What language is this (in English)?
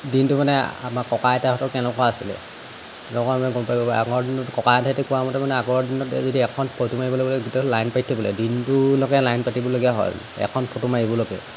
Assamese